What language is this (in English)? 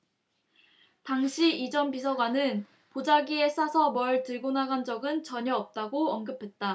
Korean